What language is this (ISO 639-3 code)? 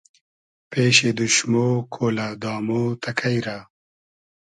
haz